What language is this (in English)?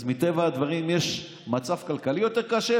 Hebrew